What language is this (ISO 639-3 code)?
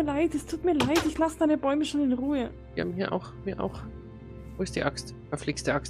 deu